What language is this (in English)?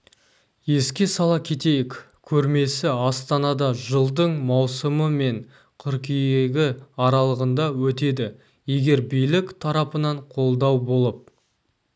Kazakh